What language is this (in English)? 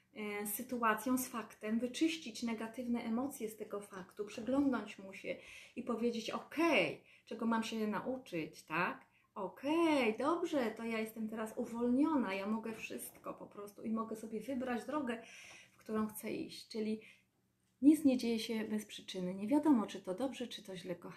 Polish